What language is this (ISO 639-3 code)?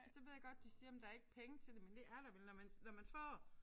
dan